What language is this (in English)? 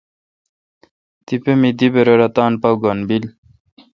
Kalkoti